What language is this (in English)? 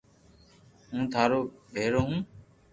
Loarki